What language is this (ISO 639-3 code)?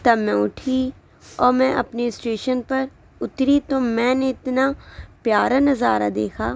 urd